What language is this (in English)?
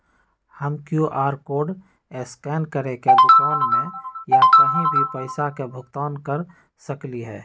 Magahi